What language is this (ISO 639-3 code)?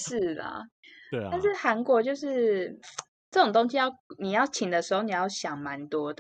zho